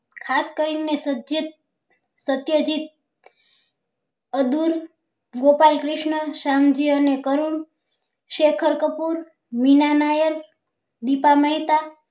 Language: Gujarati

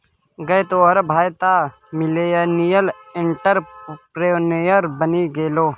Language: Maithili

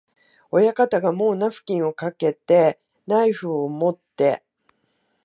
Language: Japanese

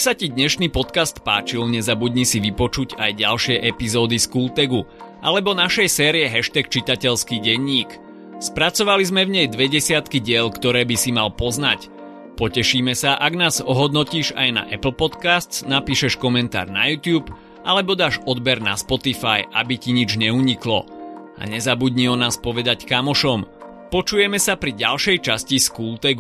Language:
Slovak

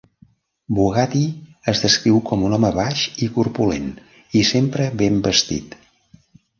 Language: Catalan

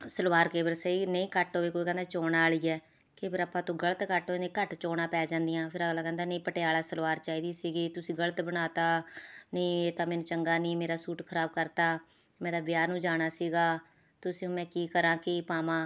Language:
Punjabi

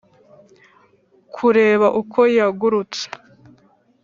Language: Kinyarwanda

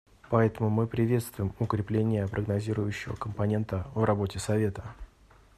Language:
Russian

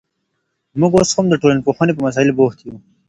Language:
Pashto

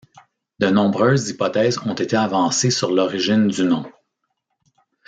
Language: French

